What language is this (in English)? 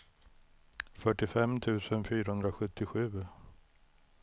Swedish